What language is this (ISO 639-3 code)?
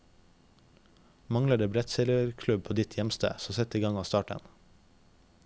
nor